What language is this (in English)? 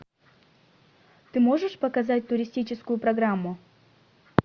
Russian